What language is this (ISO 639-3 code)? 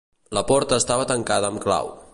cat